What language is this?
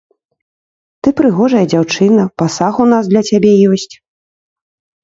Belarusian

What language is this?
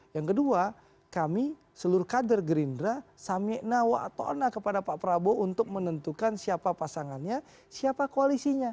Indonesian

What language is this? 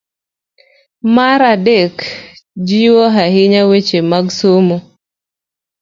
Luo (Kenya and Tanzania)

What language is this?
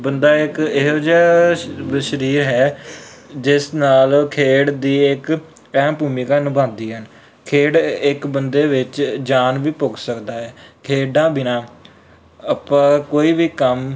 Punjabi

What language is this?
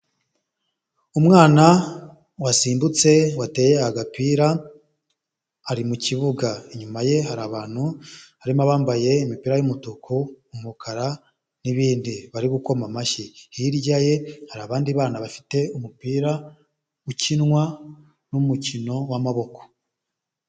Kinyarwanda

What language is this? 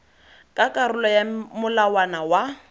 Tswana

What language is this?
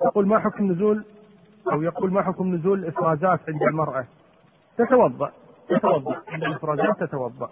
Arabic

